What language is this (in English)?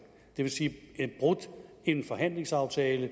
Danish